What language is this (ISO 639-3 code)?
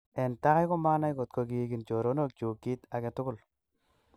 kln